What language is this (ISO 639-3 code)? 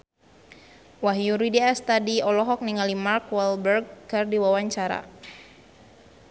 sun